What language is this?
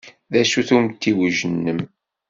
Kabyle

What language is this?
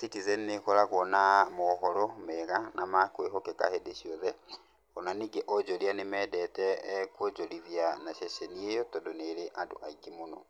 Kikuyu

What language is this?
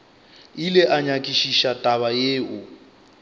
Northern Sotho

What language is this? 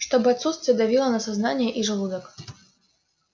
Russian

